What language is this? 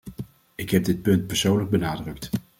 Dutch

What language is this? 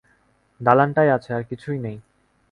Bangla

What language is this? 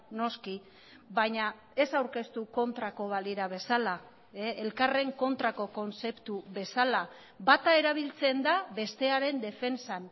Basque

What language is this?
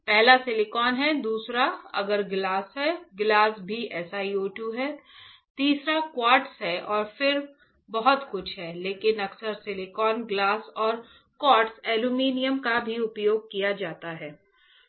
Hindi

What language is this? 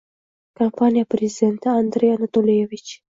Uzbek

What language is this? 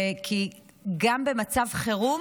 Hebrew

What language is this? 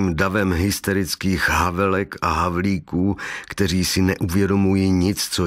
Czech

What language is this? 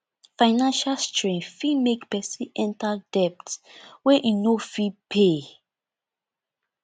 Nigerian Pidgin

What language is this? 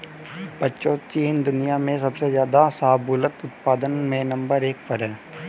Hindi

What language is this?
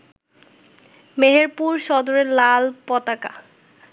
Bangla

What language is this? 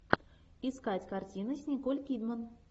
Russian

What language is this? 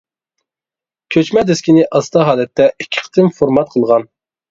Uyghur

